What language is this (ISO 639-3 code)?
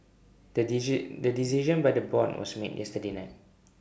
eng